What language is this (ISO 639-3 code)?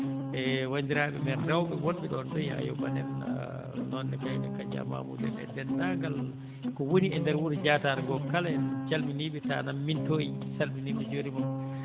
ful